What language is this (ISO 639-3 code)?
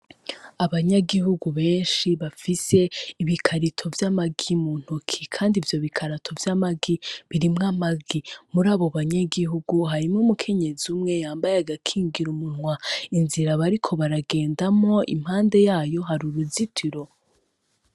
run